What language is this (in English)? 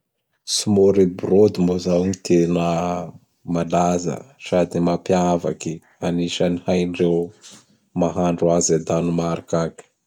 Bara Malagasy